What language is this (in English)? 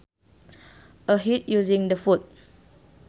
Sundanese